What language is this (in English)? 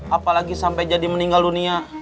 Indonesian